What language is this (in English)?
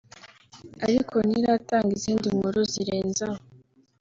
Kinyarwanda